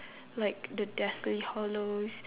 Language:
English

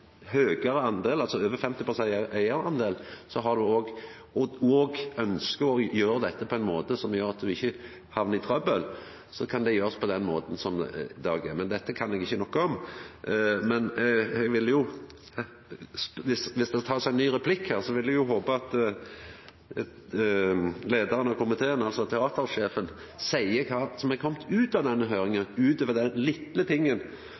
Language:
Norwegian Nynorsk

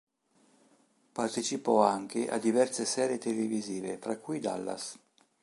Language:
Italian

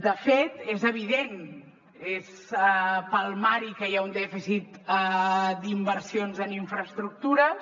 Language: Catalan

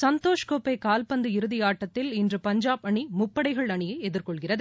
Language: Tamil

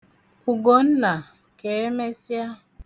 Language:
Igbo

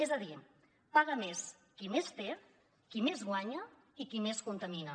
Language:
Catalan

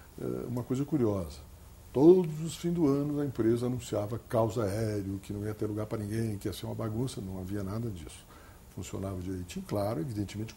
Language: Portuguese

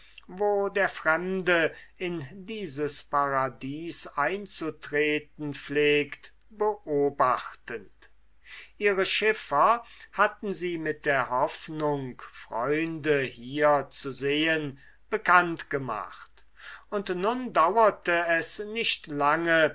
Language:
German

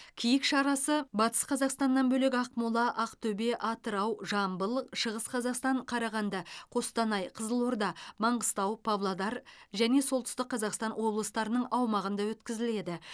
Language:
Kazakh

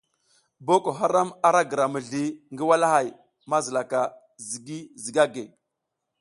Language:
South Giziga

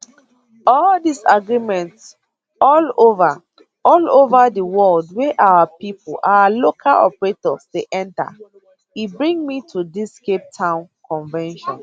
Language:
Nigerian Pidgin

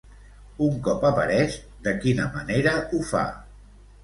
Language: Catalan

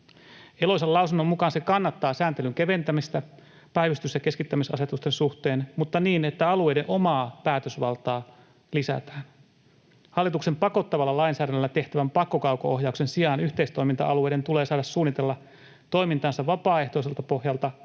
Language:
Finnish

